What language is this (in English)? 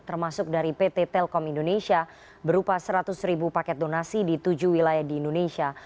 Indonesian